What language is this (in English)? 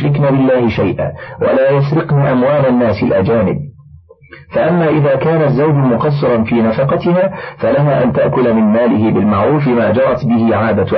Arabic